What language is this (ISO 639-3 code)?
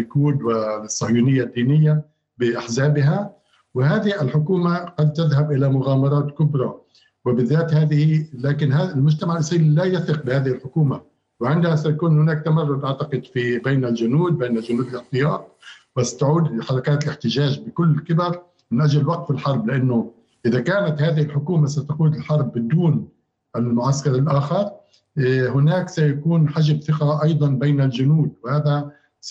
ara